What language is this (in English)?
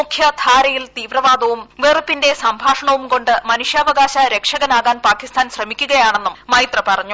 Malayalam